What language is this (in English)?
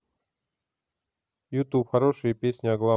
Russian